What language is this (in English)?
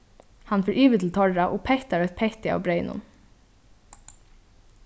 Faroese